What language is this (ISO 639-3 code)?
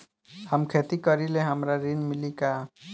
bho